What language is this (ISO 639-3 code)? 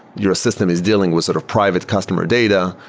eng